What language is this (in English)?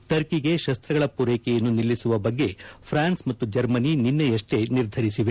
Kannada